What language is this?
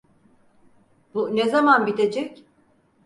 Turkish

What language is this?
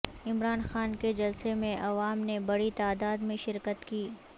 Urdu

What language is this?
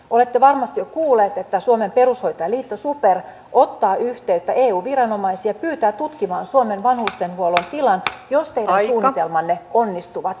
Finnish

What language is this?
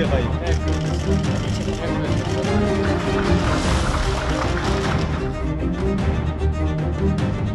Russian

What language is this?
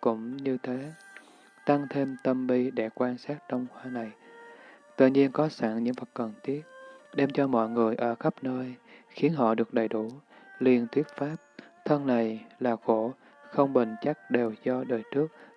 Vietnamese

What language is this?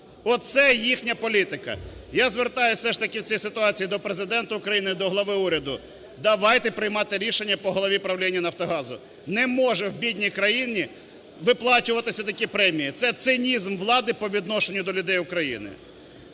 Ukrainian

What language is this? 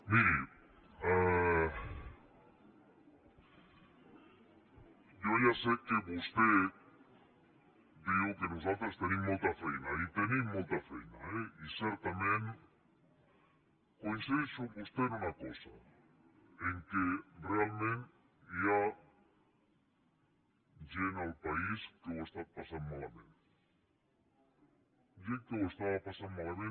Catalan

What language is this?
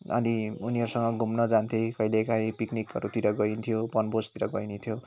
Nepali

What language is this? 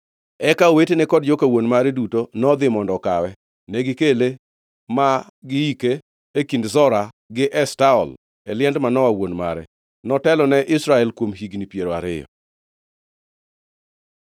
Luo (Kenya and Tanzania)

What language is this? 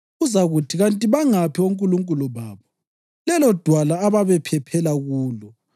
North Ndebele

